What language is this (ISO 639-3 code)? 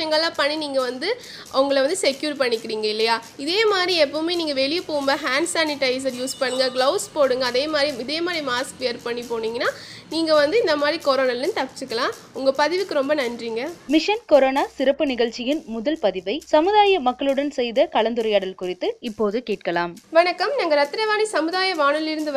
tam